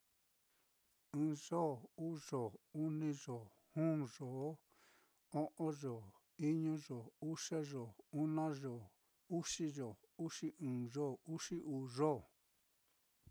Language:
Mitlatongo Mixtec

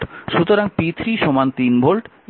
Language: Bangla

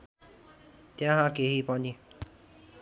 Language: Nepali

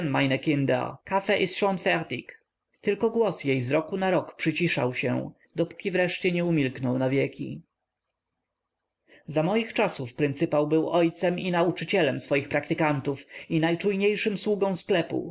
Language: Polish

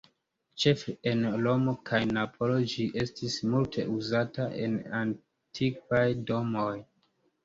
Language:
Esperanto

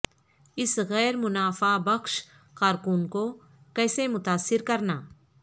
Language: Urdu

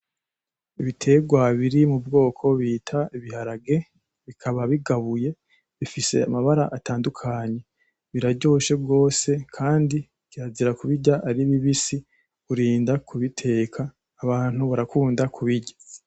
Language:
Rundi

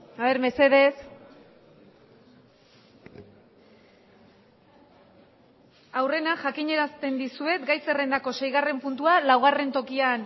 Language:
Basque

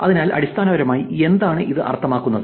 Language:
Malayalam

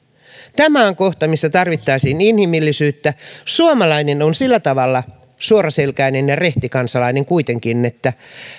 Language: Finnish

